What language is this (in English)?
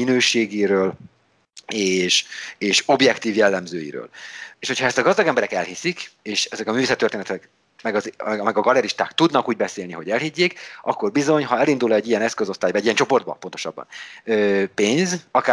Hungarian